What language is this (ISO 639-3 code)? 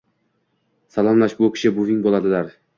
uzb